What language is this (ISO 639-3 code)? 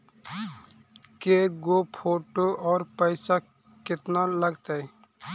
mag